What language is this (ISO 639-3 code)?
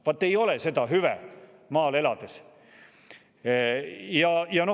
est